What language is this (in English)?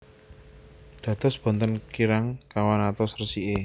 Javanese